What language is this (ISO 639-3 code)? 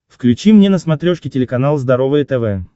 rus